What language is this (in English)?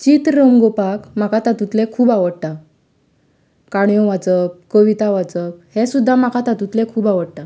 Konkani